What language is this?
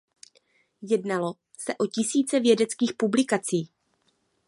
Czech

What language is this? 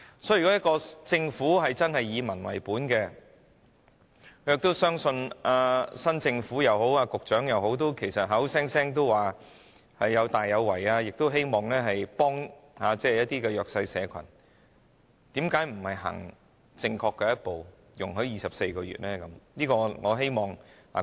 Cantonese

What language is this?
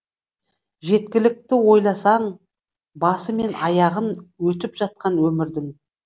Kazakh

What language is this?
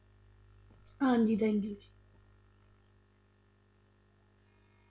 Punjabi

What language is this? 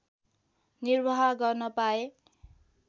Nepali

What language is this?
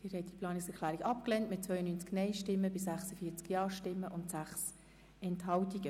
Swiss German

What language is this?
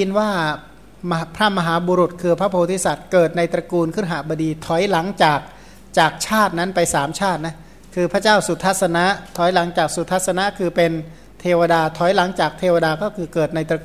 Thai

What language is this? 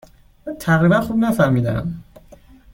Persian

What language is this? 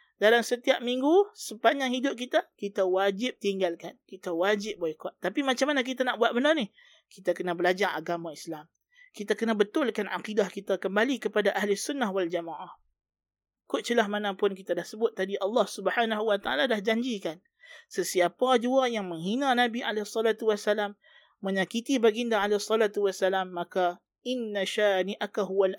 Malay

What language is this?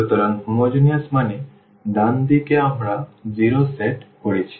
Bangla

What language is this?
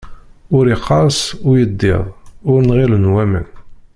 Kabyle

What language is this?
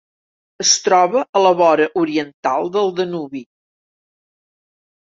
Catalan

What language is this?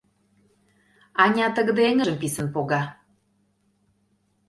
Mari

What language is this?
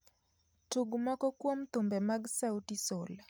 Luo (Kenya and Tanzania)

